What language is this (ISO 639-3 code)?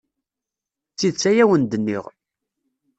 kab